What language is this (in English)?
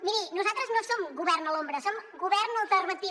Catalan